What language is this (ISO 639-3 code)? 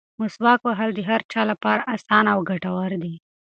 pus